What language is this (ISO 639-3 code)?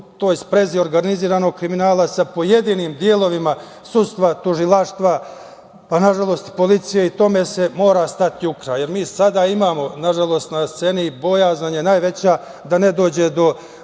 srp